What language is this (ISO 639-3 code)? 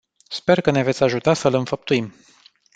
ron